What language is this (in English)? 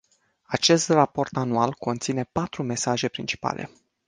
Romanian